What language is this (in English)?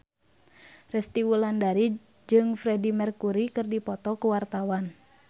Sundanese